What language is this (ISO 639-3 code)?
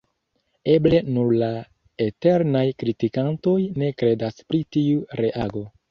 epo